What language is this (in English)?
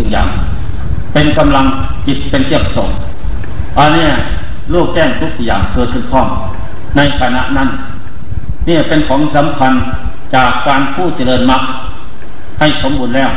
Thai